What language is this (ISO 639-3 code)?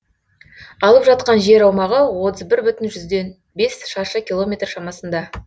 kaz